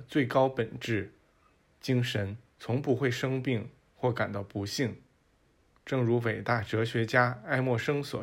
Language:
Chinese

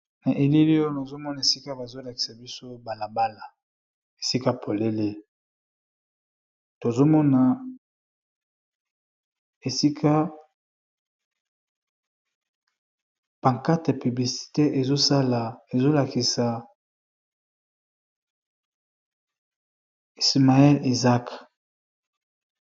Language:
Lingala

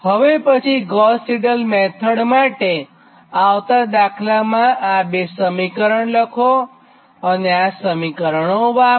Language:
Gujarati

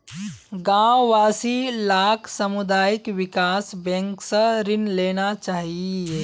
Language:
Magahi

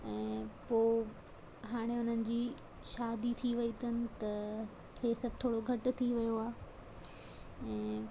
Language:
Sindhi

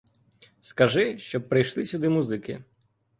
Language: Ukrainian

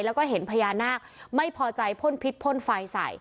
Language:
Thai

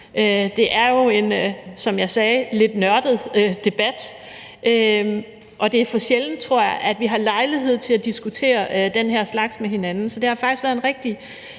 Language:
Danish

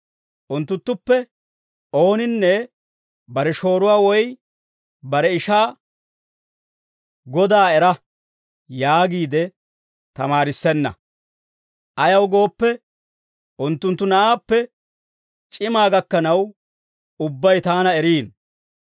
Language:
Dawro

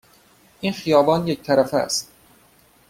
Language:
Persian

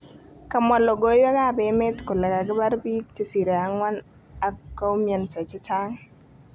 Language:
Kalenjin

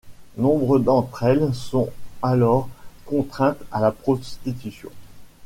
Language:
French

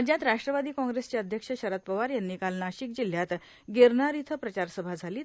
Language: Marathi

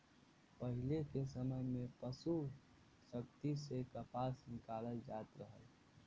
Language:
Bhojpuri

